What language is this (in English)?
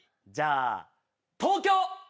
Japanese